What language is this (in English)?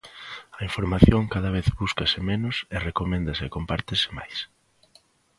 Galician